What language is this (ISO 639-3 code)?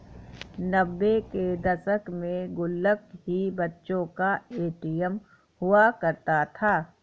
hin